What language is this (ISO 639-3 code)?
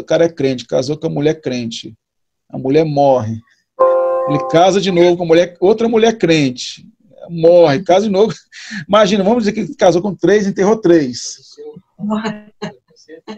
por